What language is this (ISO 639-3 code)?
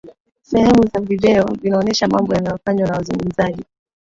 swa